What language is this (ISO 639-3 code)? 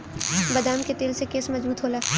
bho